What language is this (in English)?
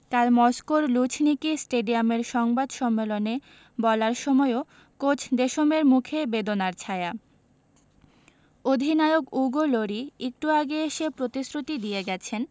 Bangla